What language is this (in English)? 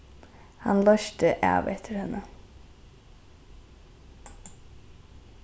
Faroese